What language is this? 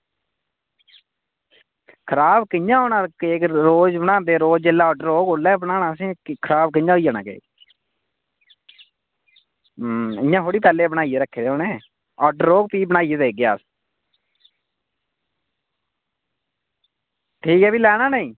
Dogri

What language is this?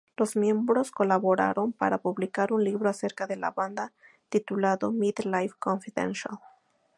Spanish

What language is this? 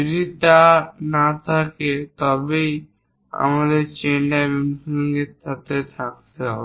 Bangla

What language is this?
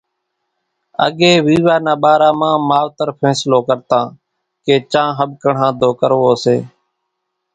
Kachi Koli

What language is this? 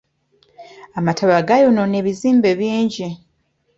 Ganda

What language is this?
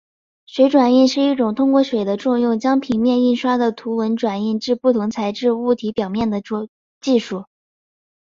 Chinese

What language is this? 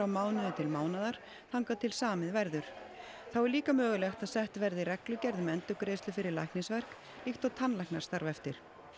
Icelandic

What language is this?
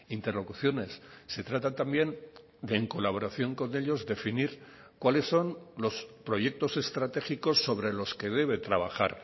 Spanish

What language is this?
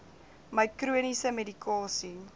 Afrikaans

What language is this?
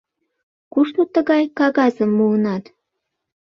Mari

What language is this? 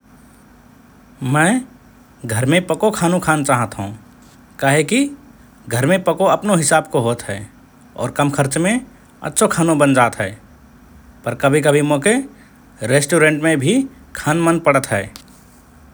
Rana Tharu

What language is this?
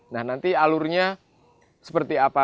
Indonesian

